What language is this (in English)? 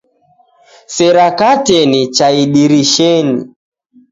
Taita